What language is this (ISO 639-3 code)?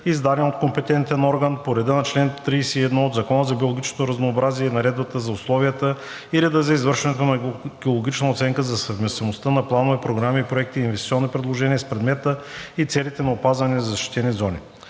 bul